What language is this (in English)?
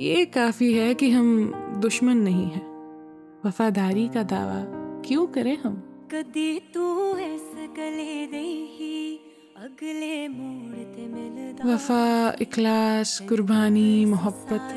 Hindi